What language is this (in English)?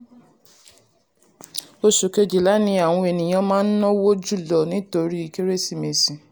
Yoruba